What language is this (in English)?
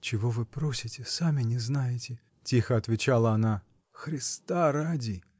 Russian